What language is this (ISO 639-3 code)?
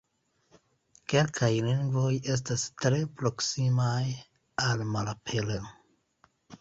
epo